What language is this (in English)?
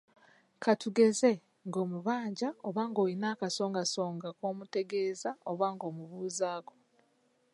Ganda